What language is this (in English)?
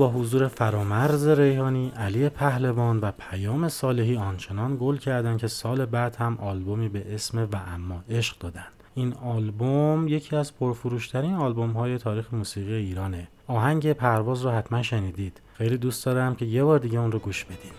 Persian